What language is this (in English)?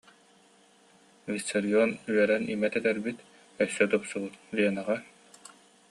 Yakut